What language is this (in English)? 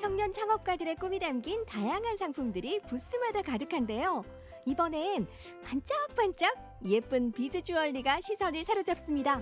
Korean